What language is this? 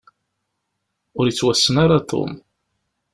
Kabyle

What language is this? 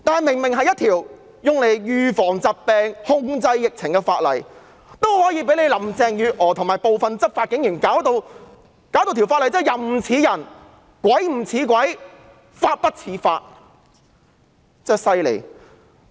Cantonese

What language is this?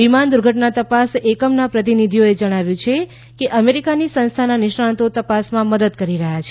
Gujarati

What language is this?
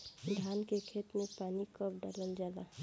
Bhojpuri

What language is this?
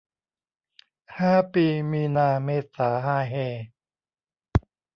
Thai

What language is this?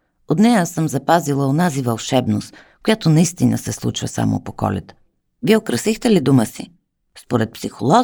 Bulgarian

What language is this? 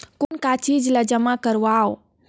Chhattisgarhi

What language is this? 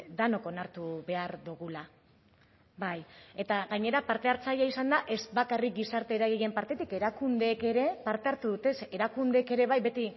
Basque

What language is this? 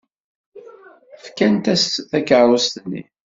Kabyle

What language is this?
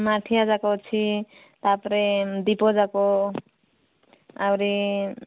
Odia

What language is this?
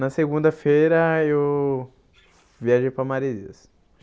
Portuguese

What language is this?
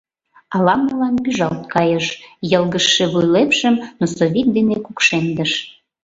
Mari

